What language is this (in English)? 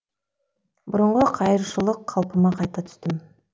Kazakh